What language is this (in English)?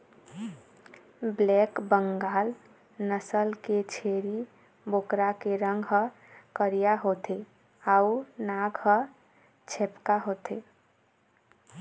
Chhattisgarhi